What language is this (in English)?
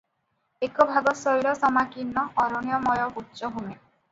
Odia